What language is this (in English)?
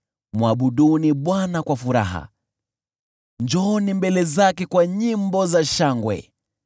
Swahili